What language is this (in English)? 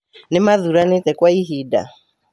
Kikuyu